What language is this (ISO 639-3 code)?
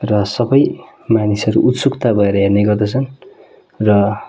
nep